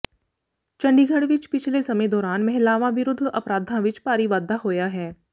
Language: Punjabi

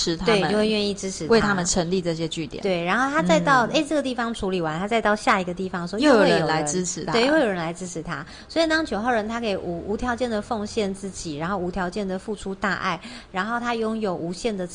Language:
Chinese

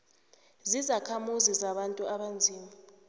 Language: South Ndebele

